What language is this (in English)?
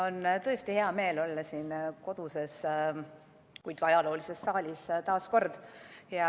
Estonian